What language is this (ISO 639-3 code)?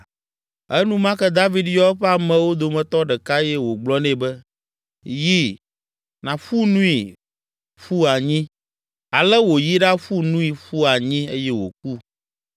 ewe